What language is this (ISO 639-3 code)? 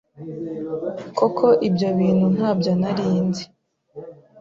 kin